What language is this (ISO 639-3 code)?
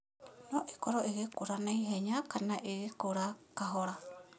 kik